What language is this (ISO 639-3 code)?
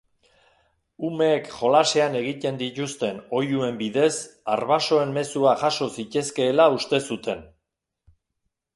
eus